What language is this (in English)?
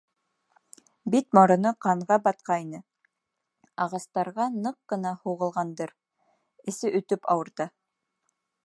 Bashkir